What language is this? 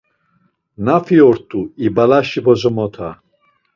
Laz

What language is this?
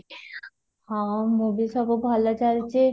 Odia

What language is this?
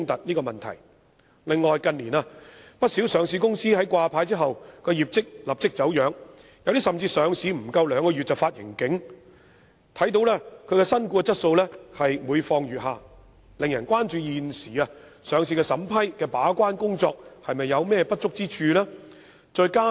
Cantonese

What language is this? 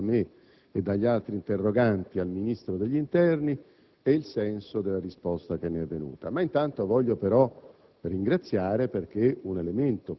Italian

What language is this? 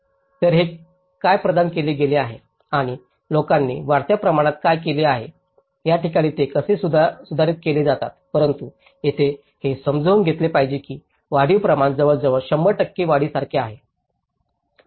Marathi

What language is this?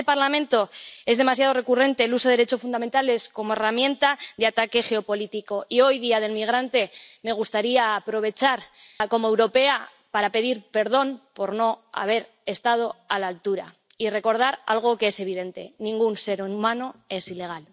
Spanish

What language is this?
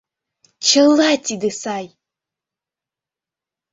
Mari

